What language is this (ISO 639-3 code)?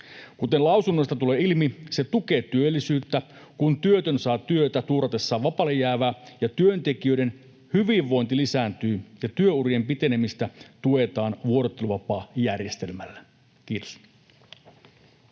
fin